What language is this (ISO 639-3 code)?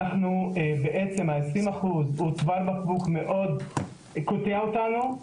heb